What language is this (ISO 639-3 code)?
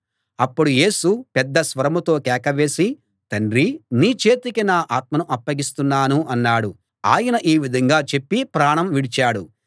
tel